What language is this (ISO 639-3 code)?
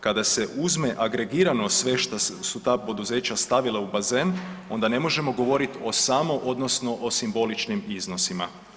hrv